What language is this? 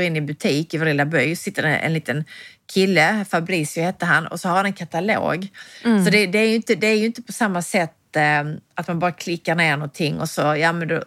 Swedish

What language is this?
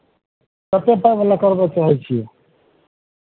Maithili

